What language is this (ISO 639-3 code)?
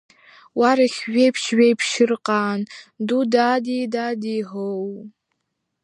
abk